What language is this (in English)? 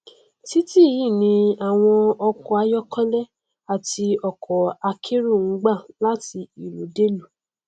Yoruba